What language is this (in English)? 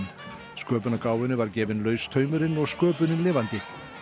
Icelandic